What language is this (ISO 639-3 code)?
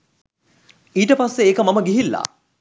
sin